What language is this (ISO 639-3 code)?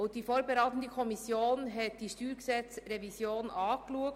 gsw